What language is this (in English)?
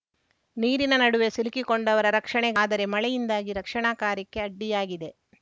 Kannada